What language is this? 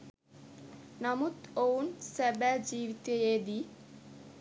Sinhala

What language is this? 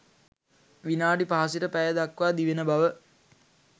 Sinhala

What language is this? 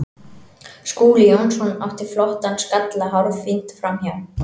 Icelandic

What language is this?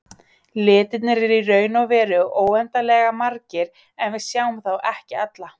Icelandic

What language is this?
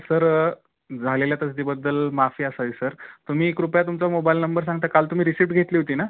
Marathi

